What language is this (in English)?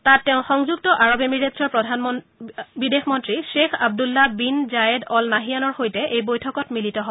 Assamese